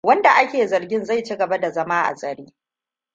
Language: Hausa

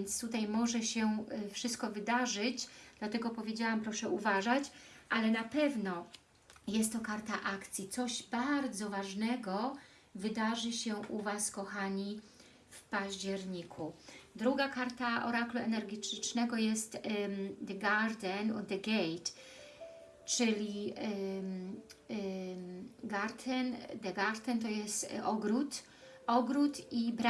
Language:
Polish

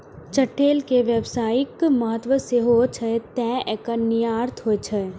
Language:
Maithili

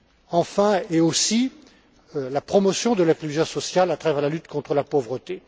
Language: French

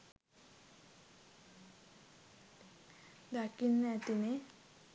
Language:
Sinhala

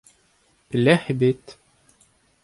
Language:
Breton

